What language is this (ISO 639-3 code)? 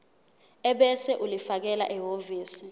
zul